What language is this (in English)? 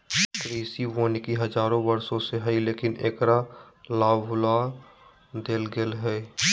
Magahi